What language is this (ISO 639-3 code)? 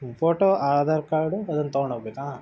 kan